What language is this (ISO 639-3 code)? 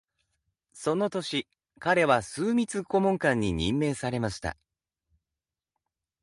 jpn